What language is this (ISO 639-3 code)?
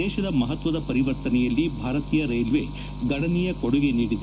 kan